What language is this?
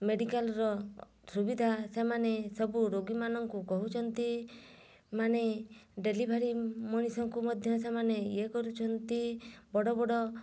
Odia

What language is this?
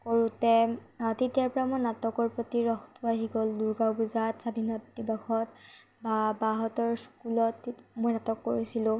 Assamese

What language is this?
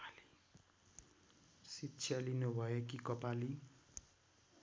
Nepali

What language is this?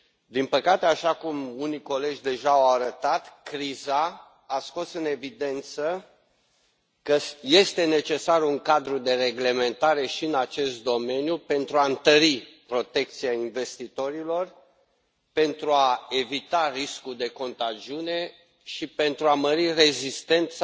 Romanian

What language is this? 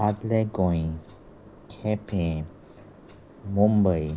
Konkani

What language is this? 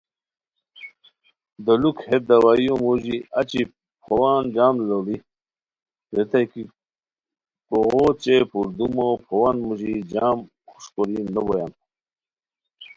Khowar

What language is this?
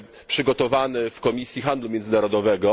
Polish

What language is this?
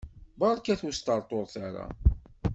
Kabyle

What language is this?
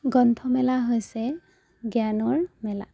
Assamese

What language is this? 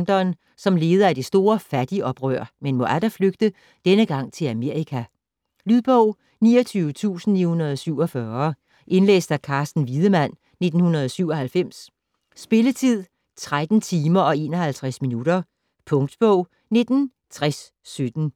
Danish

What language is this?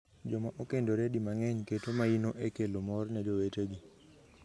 Luo (Kenya and Tanzania)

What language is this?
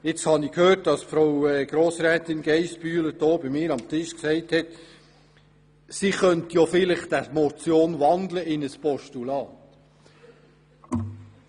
Swiss German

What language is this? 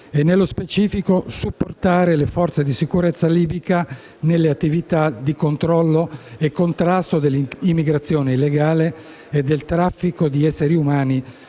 Italian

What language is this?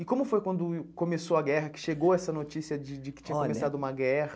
Portuguese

